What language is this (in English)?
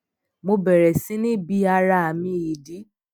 Yoruba